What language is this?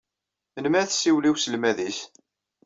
Kabyle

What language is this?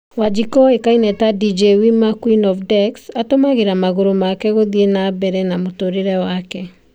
Kikuyu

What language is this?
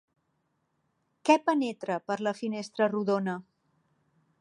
Catalan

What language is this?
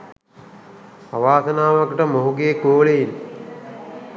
Sinhala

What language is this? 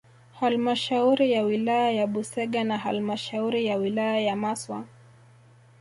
Swahili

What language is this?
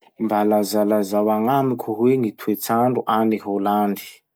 Masikoro Malagasy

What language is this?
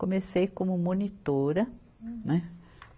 Portuguese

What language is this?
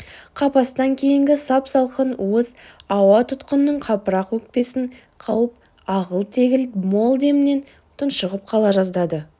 Kazakh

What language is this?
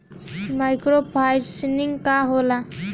Bhojpuri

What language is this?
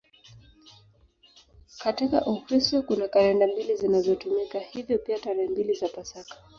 Swahili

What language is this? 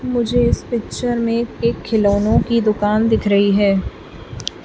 Hindi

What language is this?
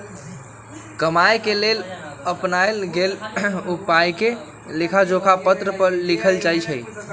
Magahi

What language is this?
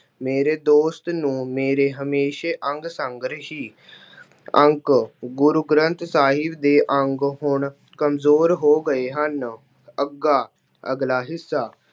Punjabi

